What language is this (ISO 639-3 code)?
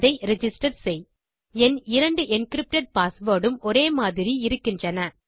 tam